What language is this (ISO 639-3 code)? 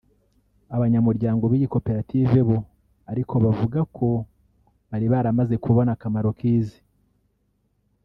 kin